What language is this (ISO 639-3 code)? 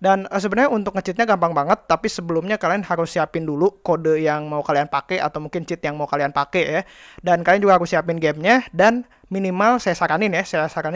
ind